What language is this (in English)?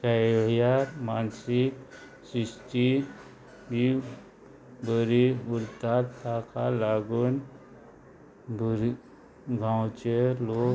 Konkani